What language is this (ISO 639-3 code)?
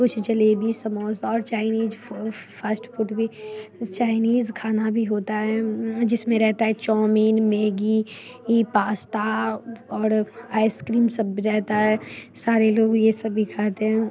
hin